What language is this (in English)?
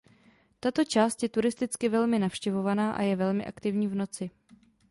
Czech